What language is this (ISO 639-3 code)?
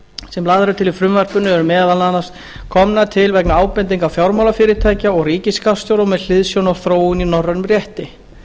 isl